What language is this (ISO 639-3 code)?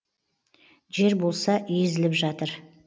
kaz